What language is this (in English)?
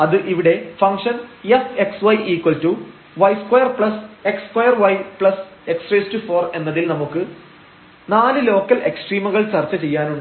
Malayalam